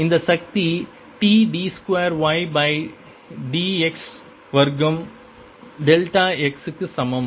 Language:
Tamil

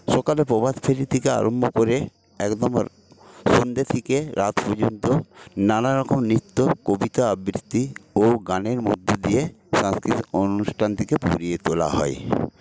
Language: Bangla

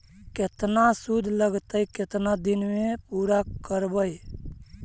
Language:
Magahi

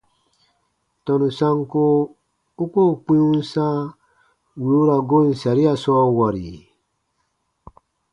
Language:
Baatonum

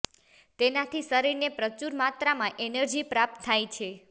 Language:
Gujarati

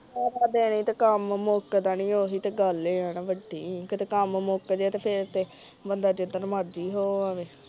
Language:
Punjabi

